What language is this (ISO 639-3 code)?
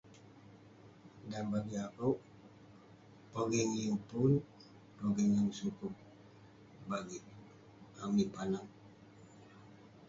pne